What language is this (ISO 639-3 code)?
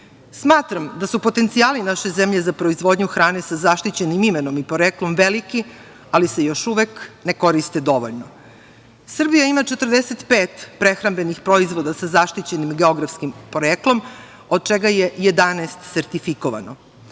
srp